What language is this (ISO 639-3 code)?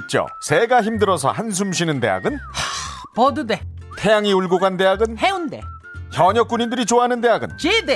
kor